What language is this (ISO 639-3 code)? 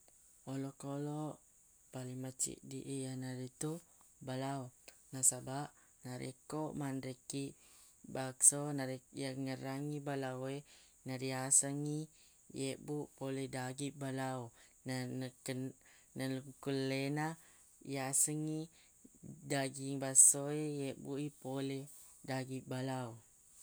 bug